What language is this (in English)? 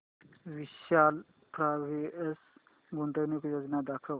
Marathi